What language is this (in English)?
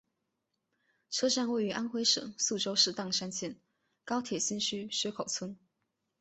Chinese